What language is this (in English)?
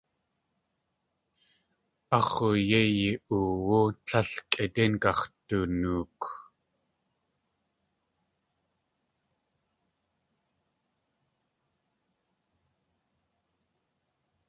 Tlingit